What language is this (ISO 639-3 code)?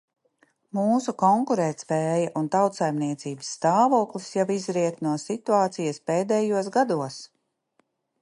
lav